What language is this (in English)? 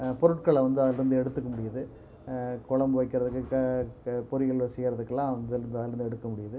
Tamil